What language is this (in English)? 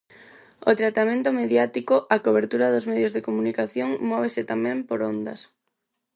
Galician